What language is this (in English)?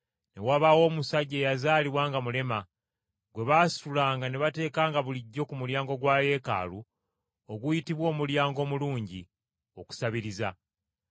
Ganda